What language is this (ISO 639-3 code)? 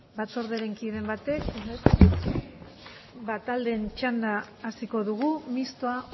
eus